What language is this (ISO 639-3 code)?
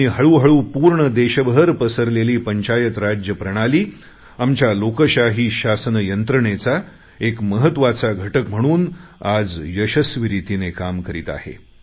mar